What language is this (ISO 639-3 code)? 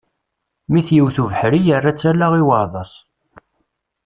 kab